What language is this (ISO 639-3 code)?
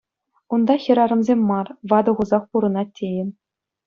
chv